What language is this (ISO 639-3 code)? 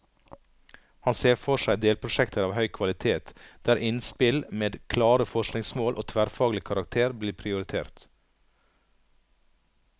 nor